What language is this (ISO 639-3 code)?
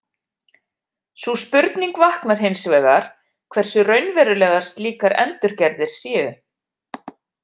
isl